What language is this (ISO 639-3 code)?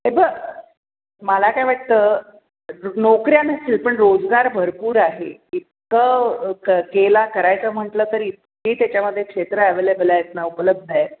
mar